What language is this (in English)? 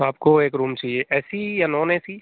Hindi